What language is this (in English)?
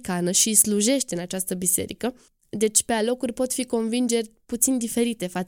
Romanian